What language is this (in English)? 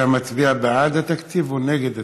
Hebrew